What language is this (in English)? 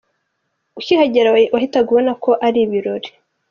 Kinyarwanda